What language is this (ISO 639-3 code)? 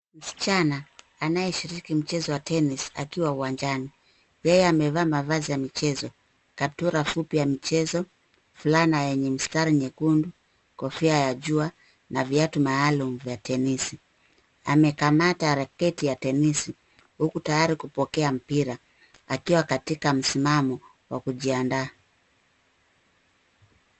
swa